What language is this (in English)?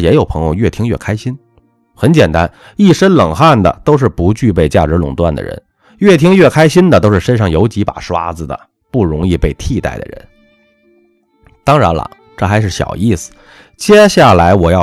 Chinese